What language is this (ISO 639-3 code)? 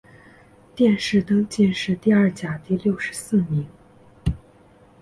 zho